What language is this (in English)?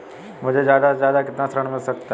Hindi